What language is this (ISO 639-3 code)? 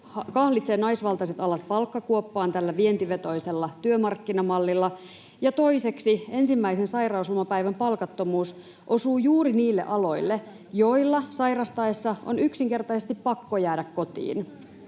fin